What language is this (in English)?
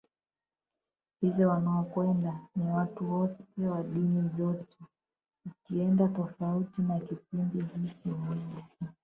Swahili